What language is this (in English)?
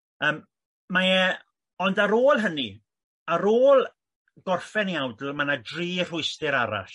Welsh